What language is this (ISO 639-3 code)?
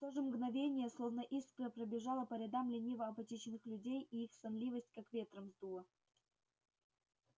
rus